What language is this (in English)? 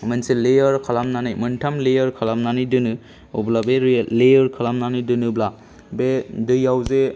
Bodo